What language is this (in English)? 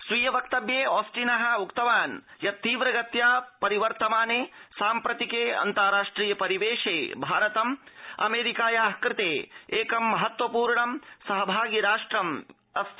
Sanskrit